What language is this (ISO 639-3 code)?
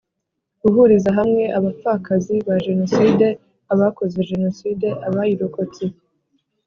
kin